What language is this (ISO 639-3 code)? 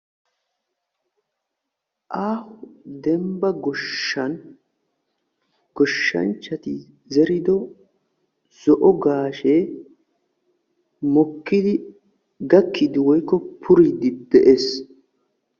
wal